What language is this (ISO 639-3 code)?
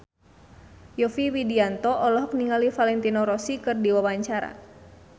sun